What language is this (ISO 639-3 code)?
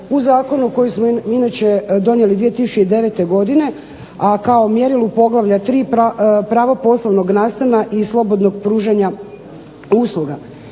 hrv